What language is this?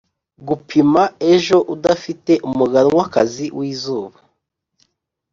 Kinyarwanda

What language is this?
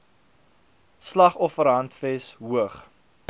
Afrikaans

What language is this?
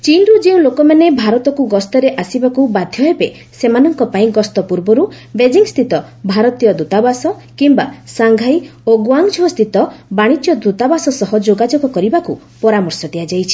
Odia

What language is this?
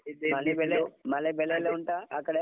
Kannada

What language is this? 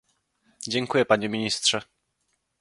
Polish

